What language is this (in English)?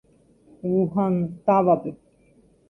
Guarani